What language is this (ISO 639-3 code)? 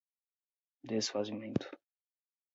por